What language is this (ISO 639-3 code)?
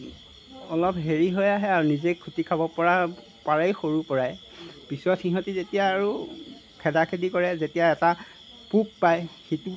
asm